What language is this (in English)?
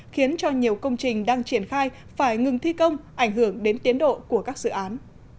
Vietnamese